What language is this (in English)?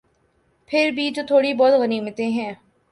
Urdu